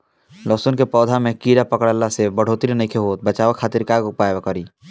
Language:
Bhojpuri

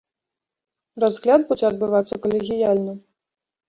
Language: Belarusian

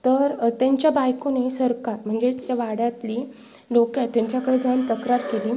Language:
Marathi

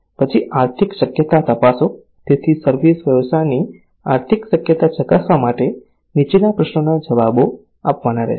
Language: Gujarati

